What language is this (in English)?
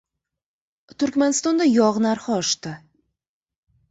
Uzbek